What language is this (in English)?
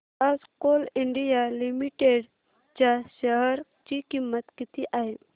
Marathi